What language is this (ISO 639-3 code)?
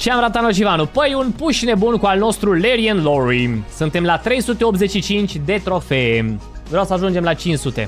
ron